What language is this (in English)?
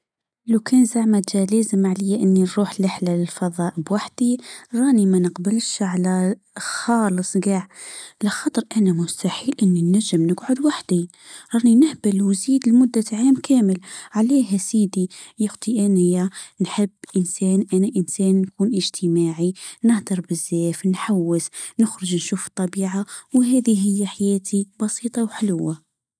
Tunisian Arabic